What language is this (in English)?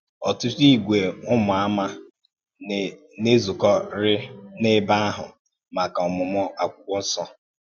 Igbo